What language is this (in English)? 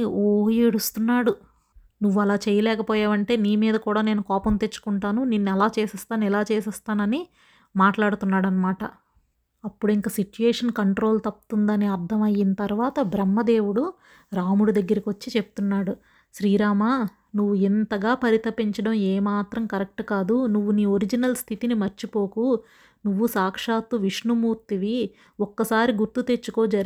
Telugu